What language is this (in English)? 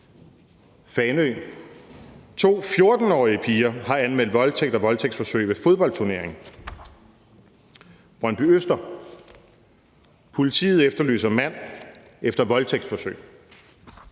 Danish